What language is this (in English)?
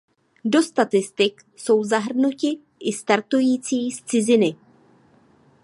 Czech